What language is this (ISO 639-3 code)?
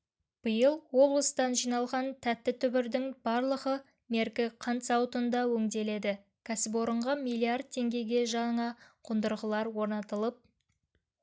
kaz